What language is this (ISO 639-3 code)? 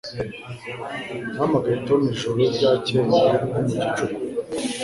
kin